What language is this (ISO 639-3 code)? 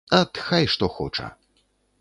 bel